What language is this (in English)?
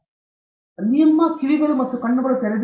Kannada